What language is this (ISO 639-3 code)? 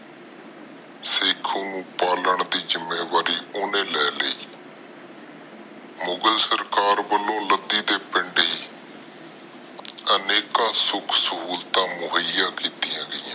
pan